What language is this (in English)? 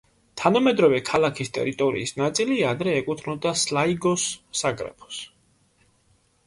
Georgian